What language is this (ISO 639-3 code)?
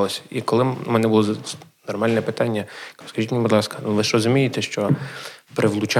ukr